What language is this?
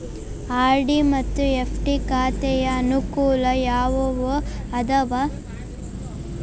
Kannada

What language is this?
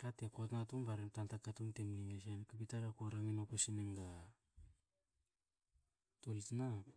Hakö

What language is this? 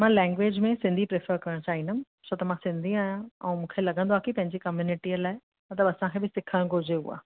Sindhi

